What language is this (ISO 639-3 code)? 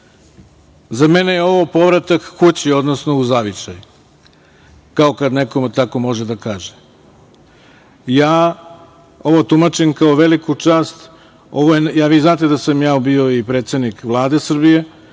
srp